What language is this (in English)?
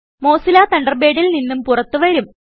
Malayalam